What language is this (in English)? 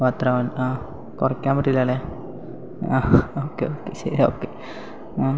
Malayalam